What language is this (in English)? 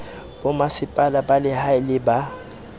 Southern Sotho